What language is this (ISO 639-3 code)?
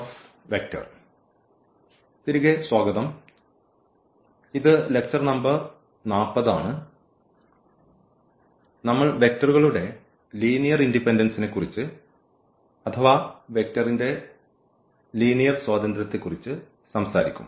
mal